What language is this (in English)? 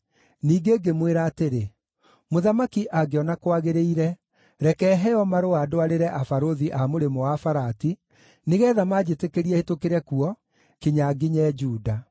Kikuyu